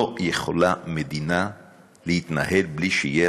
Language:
Hebrew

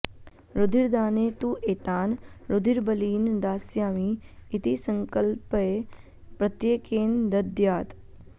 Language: Sanskrit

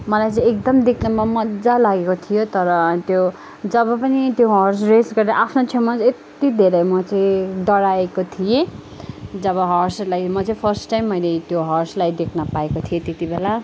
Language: Nepali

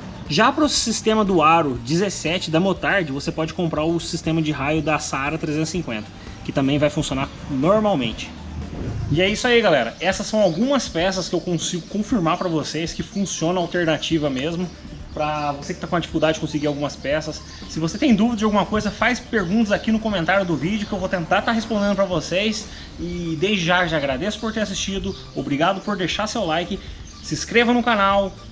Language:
Portuguese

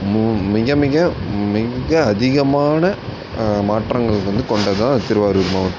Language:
Tamil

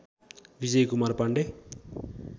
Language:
Nepali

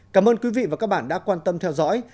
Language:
Vietnamese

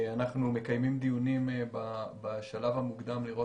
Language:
Hebrew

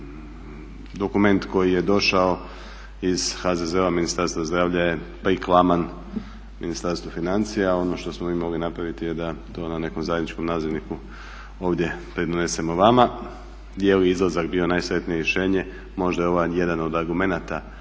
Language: Croatian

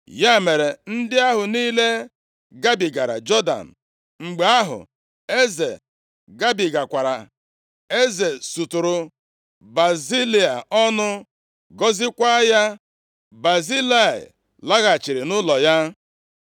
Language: Igbo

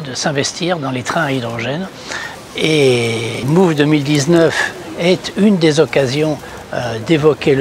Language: French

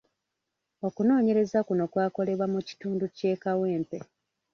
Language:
Ganda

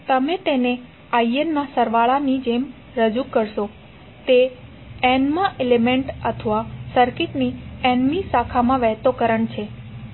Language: Gujarati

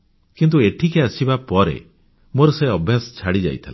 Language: Odia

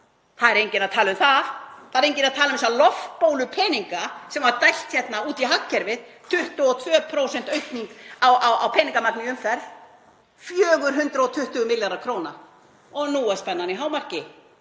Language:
Icelandic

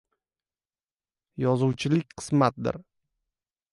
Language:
Uzbek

